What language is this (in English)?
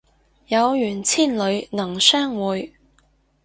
Cantonese